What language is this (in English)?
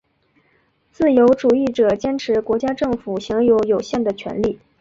Chinese